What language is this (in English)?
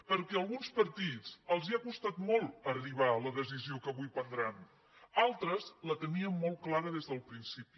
Catalan